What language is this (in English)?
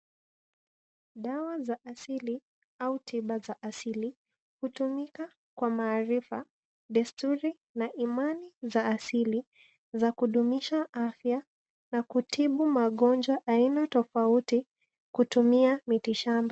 Swahili